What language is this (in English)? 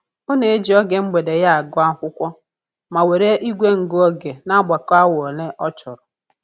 Igbo